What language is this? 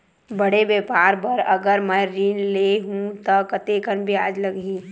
Chhattisgarhi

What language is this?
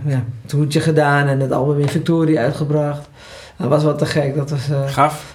Dutch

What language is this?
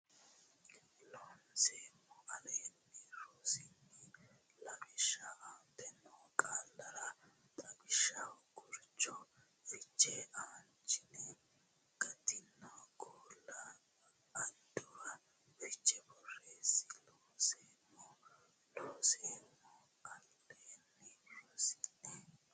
Sidamo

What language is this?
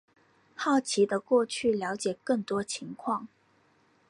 Chinese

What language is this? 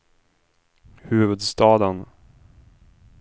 Swedish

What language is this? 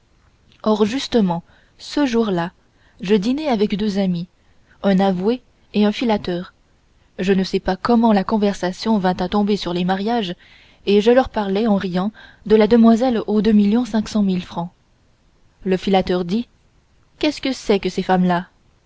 French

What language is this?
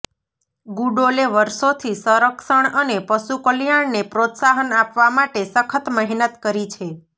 Gujarati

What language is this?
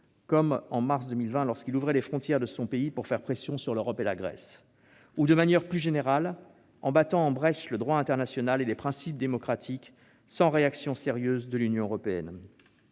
French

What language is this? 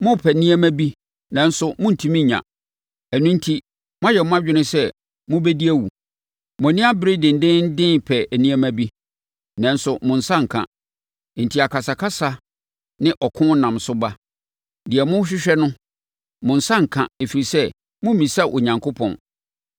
Akan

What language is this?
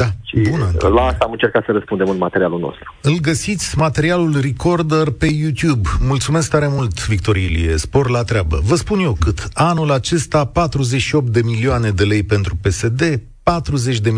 Romanian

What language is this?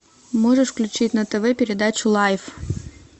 Russian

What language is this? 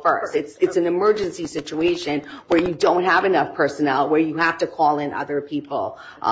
English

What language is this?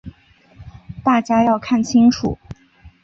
Chinese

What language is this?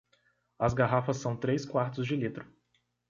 Portuguese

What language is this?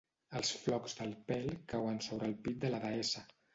Catalan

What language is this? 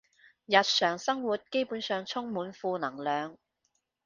Cantonese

